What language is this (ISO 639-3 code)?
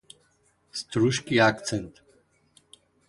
mkd